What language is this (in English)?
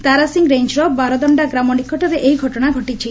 Odia